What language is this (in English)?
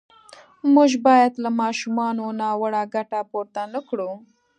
Pashto